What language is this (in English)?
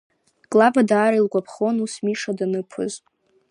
Abkhazian